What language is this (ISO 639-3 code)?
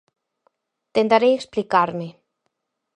glg